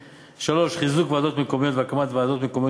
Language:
Hebrew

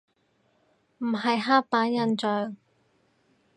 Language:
Cantonese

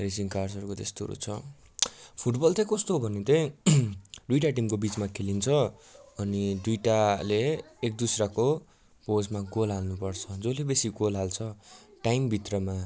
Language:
Nepali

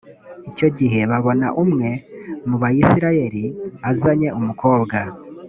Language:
Kinyarwanda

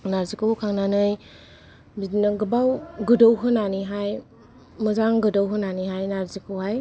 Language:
Bodo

